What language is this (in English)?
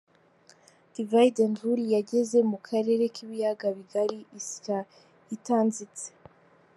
Kinyarwanda